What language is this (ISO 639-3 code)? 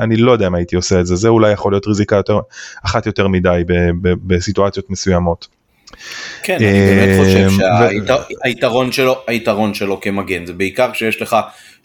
heb